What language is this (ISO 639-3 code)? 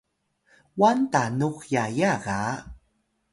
tay